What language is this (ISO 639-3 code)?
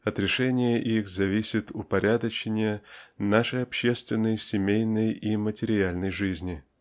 rus